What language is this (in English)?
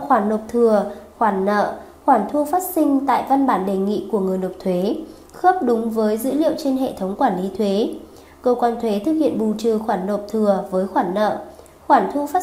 Vietnamese